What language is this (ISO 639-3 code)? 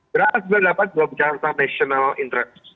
ind